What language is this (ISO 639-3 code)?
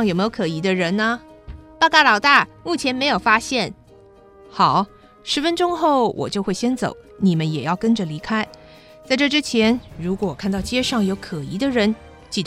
zho